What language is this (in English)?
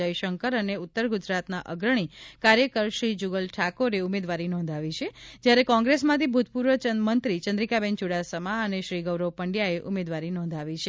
Gujarati